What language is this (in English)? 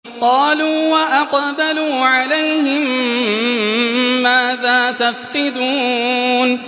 Arabic